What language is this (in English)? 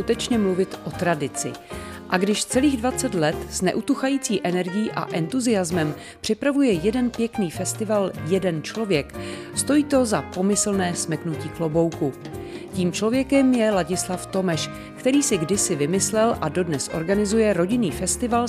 Czech